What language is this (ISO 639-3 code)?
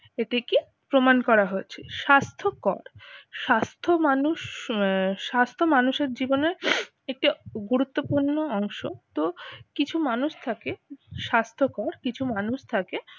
ben